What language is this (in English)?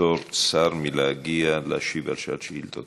Hebrew